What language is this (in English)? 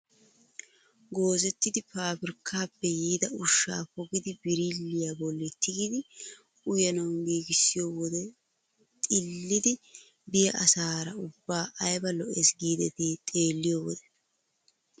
Wolaytta